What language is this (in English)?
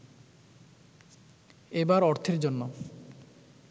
Bangla